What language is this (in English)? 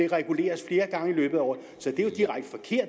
Danish